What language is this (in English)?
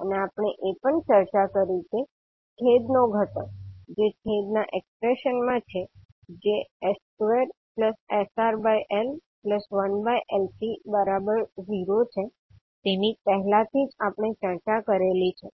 Gujarati